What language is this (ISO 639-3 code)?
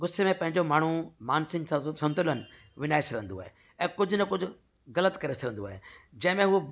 snd